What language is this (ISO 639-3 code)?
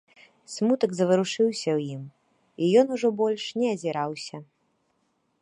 bel